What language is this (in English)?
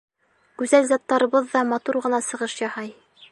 Bashkir